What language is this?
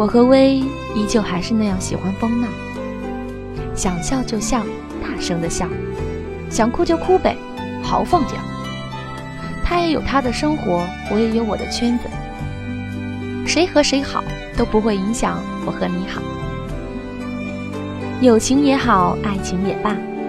Chinese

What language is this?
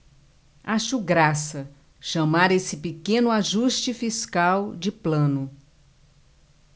Portuguese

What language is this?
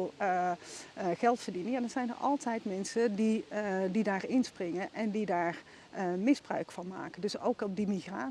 Dutch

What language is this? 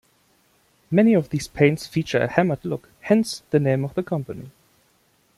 English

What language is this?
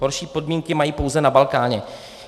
Czech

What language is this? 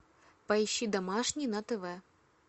Russian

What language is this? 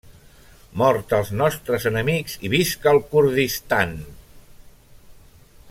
Catalan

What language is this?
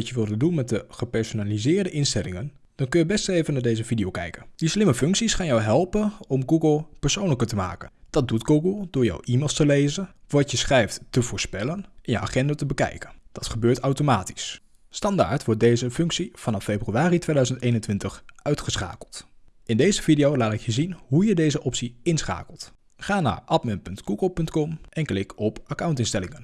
Dutch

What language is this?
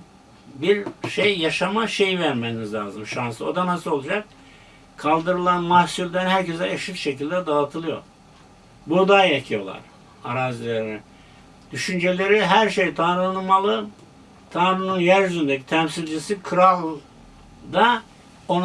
Turkish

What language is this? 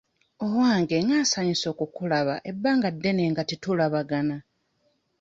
Ganda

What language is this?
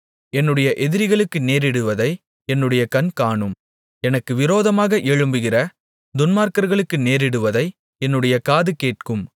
Tamil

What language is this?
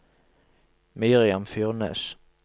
Norwegian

